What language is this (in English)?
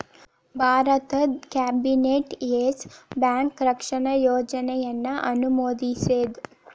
Kannada